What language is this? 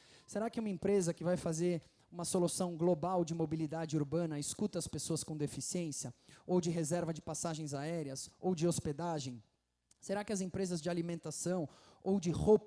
Portuguese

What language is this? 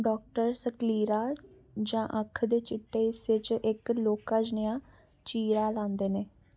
Dogri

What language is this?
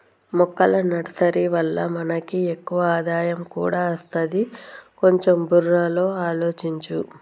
Telugu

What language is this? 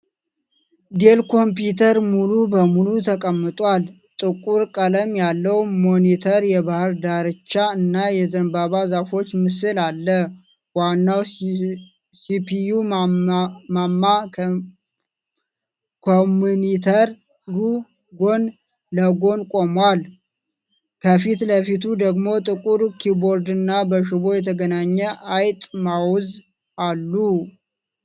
Amharic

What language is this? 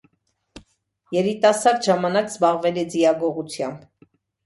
Armenian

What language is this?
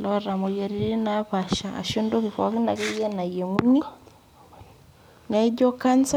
Masai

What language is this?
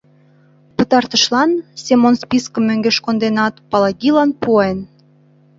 Mari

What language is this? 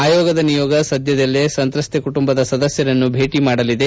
Kannada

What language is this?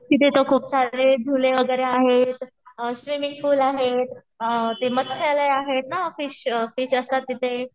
Marathi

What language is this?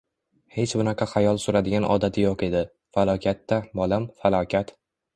Uzbek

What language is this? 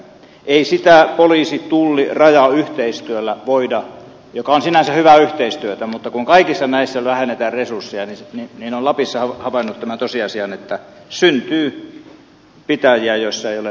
Finnish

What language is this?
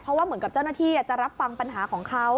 Thai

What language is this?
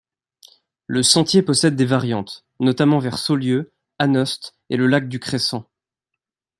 French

